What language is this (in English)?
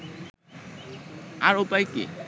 Bangla